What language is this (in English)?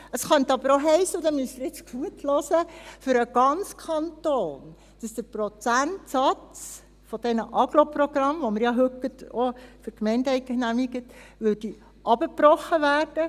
Swiss German